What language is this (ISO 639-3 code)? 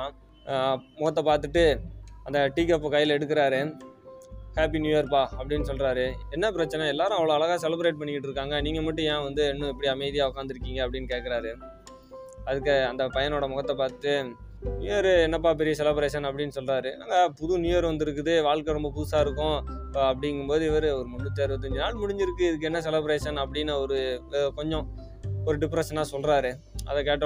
tam